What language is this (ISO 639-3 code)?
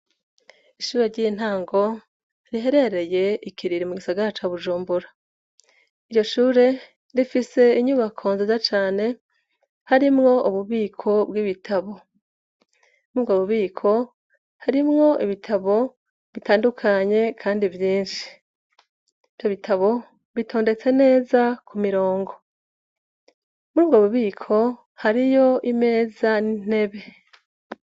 run